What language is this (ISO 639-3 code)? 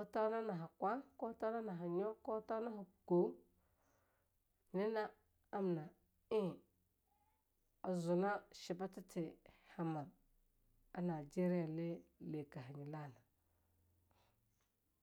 lnu